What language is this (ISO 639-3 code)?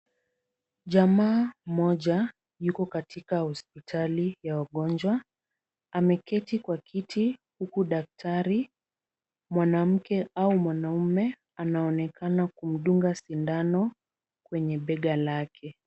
swa